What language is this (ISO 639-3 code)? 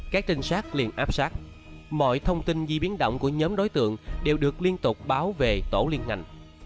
vie